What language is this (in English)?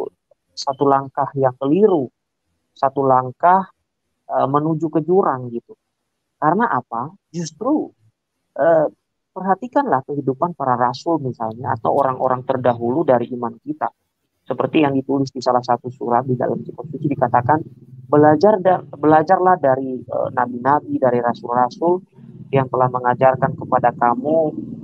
Indonesian